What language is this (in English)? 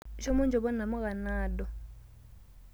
Masai